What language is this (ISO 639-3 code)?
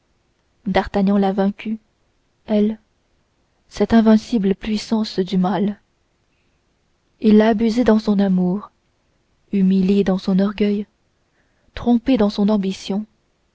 fra